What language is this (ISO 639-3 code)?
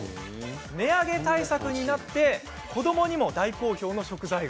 jpn